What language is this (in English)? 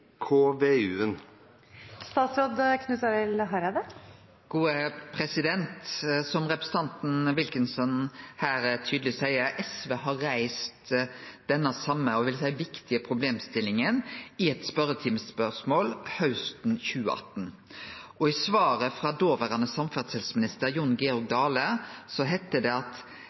Norwegian